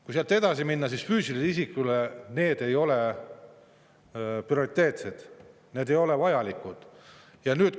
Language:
Estonian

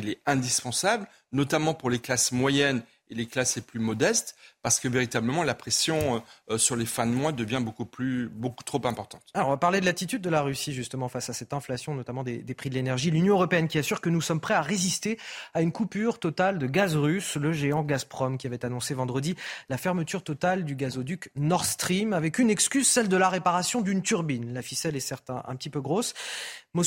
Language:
French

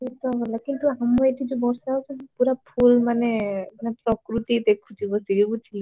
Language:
Odia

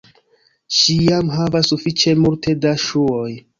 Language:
Esperanto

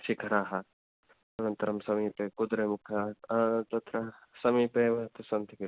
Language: Sanskrit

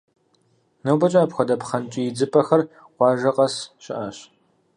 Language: Kabardian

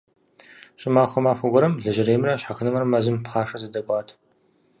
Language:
Kabardian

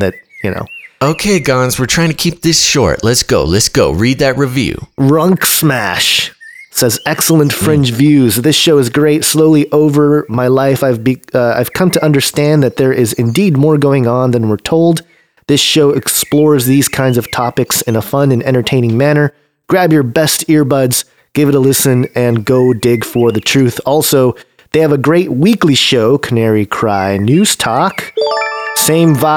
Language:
English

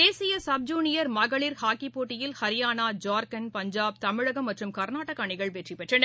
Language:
Tamil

